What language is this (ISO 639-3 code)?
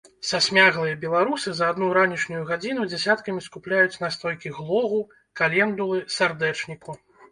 bel